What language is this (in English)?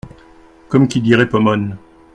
French